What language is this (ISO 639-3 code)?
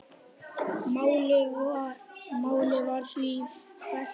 isl